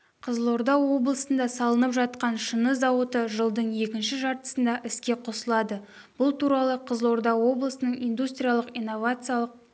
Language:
Kazakh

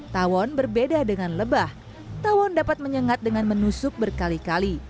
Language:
Indonesian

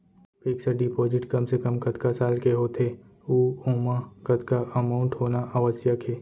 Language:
Chhattisgarhi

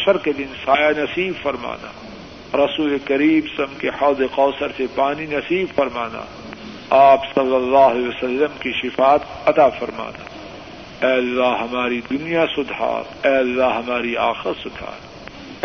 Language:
Urdu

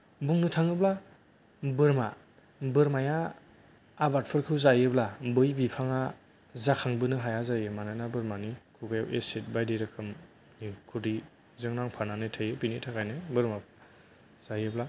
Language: Bodo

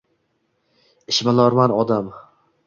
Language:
Uzbek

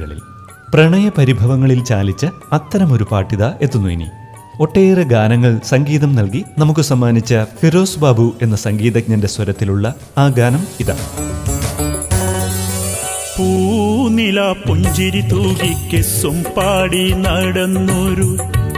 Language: Malayalam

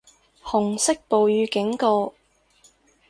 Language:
Cantonese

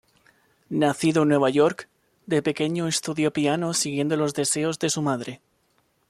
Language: Spanish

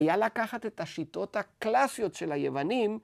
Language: Hebrew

